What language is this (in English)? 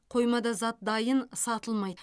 Kazakh